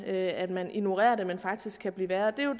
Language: Danish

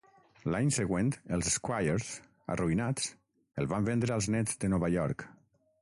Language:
Catalan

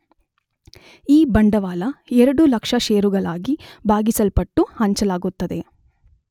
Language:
Kannada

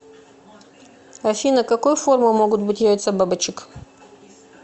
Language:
Russian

